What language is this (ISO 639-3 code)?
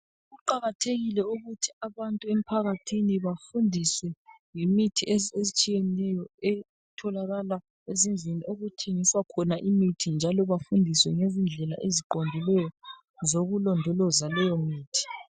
nde